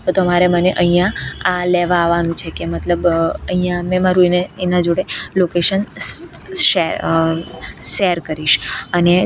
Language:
Gujarati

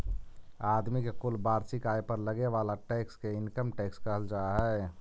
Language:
Magahi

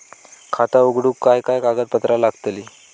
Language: Marathi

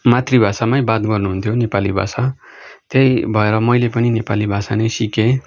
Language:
Nepali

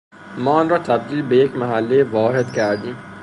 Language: Persian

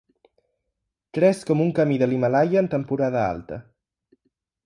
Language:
Catalan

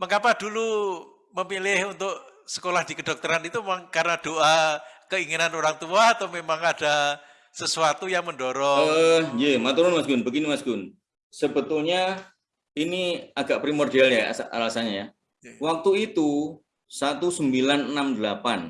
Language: Indonesian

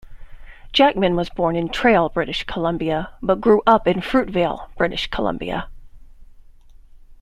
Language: English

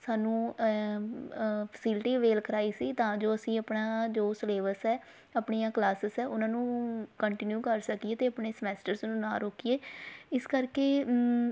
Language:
Punjabi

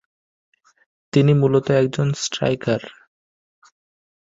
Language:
Bangla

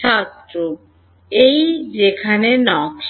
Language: Bangla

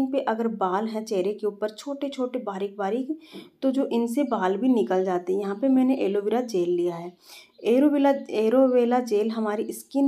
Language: Hindi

